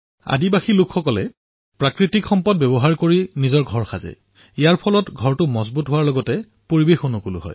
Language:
Assamese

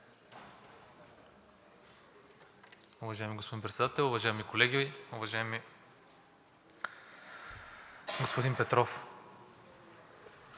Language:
Bulgarian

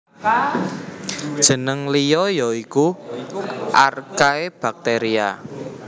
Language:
Javanese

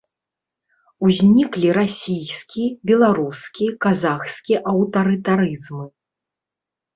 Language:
Belarusian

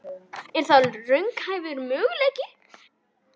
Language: Icelandic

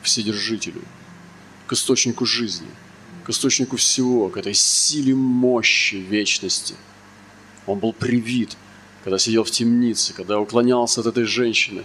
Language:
Russian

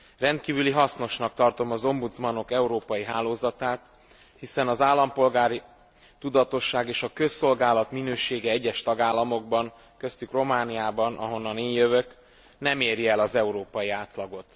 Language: Hungarian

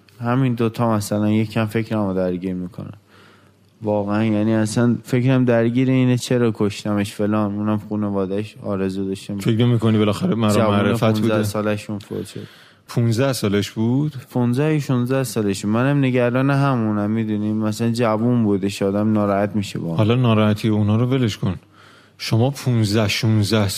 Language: Persian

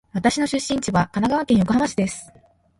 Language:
Japanese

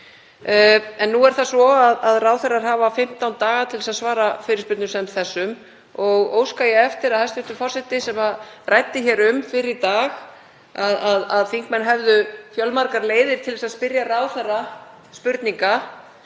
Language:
Icelandic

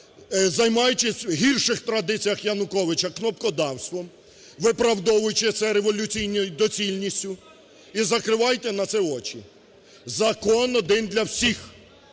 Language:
Ukrainian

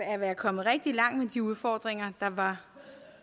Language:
Danish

